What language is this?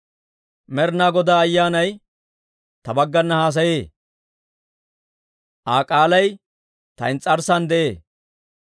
Dawro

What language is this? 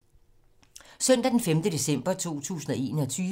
Danish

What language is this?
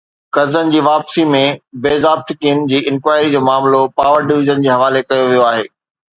Sindhi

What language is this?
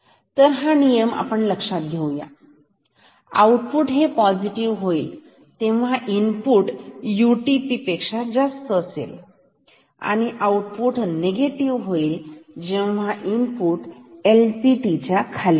Marathi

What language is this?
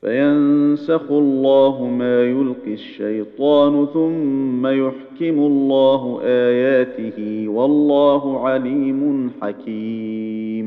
Arabic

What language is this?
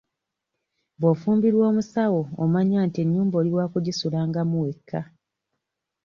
Ganda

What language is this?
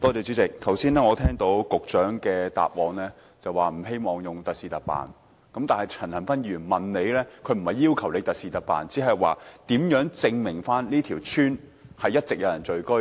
Cantonese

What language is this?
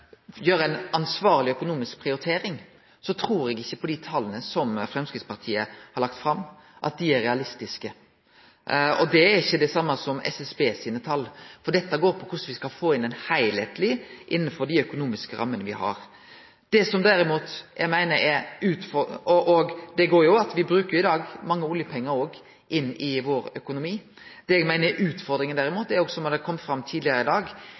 Norwegian Nynorsk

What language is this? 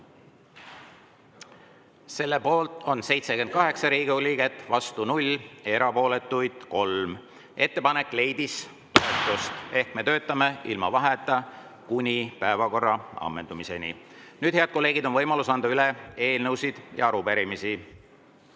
Estonian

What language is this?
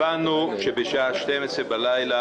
Hebrew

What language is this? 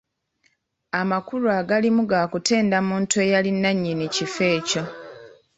Ganda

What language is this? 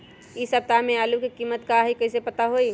Magahi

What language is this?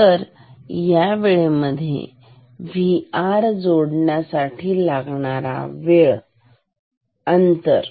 Marathi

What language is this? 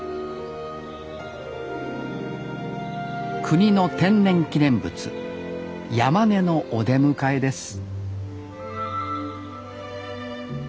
Japanese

